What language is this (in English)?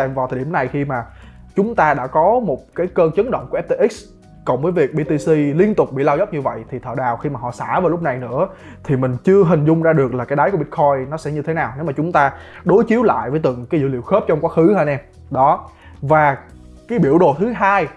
Vietnamese